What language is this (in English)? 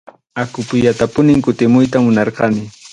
Arequipa-La Unión Quechua